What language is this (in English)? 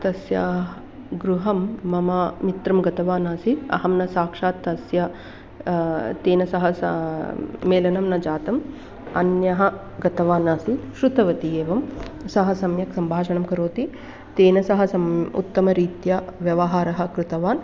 Sanskrit